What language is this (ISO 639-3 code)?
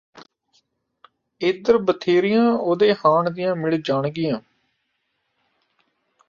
pan